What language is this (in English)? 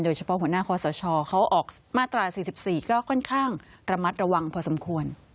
Thai